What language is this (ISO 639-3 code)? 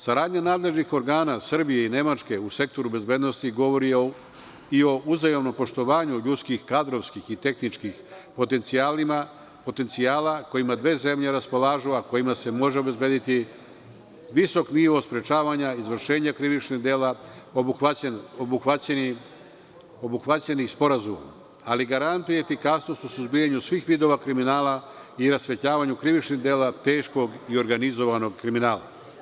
srp